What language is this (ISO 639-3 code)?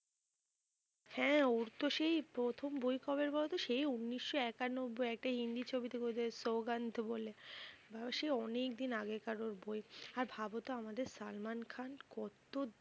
ben